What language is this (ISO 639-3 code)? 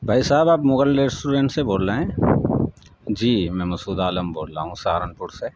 urd